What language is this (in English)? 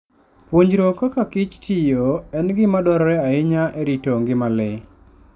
Luo (Kenya and Tanzania)